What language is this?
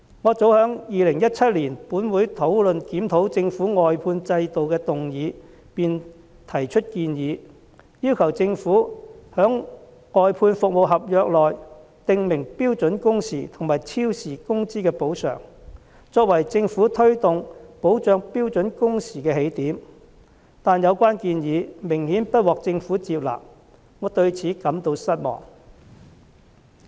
Cantonese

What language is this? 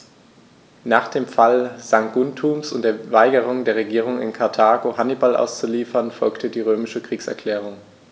German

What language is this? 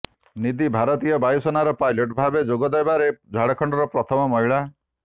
Odia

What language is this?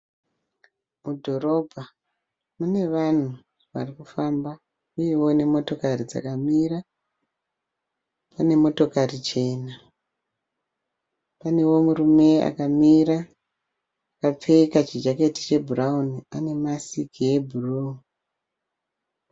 Shona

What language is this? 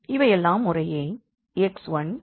Tamil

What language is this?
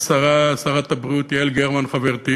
Hebrew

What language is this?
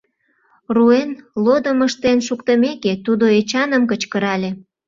Mari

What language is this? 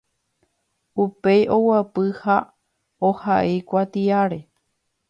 Guarani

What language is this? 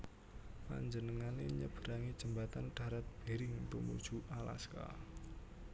Javanese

